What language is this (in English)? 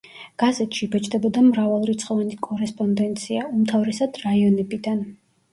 Georgian